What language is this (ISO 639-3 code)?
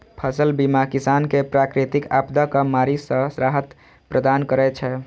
mai